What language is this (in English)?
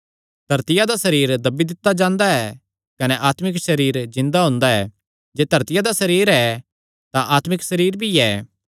Kangri